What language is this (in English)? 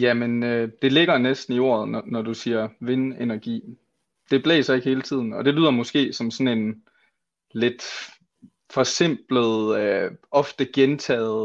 Danish